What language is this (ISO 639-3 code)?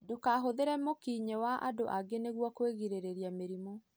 kik